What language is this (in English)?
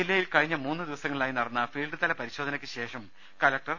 Malayalam